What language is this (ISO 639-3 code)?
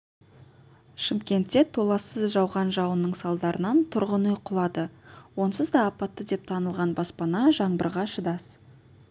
kaz